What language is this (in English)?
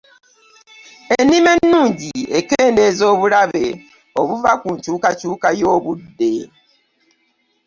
Ganda